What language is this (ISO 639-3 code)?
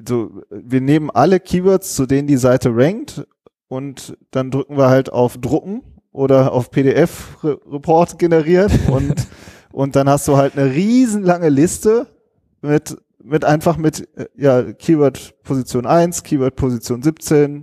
deu